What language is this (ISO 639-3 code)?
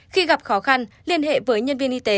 vie